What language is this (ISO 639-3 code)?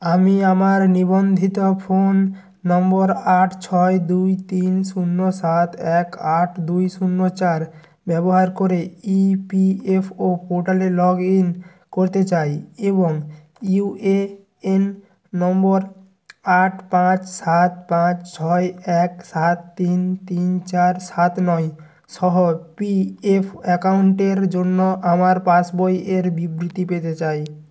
ben